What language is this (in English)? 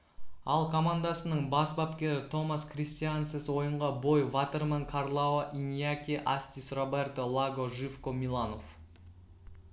Kazakh